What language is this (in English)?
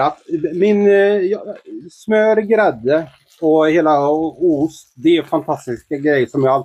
Swedish